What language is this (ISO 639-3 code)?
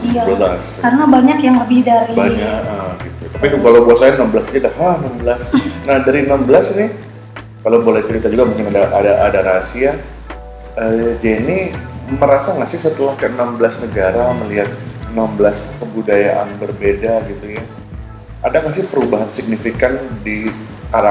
ind